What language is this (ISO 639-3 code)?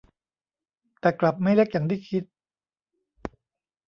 tha